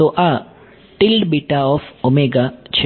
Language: Gujarati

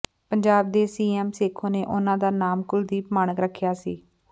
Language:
Punjabi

